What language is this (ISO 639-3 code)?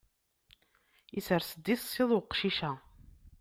kab